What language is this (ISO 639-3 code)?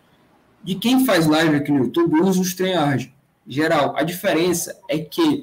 por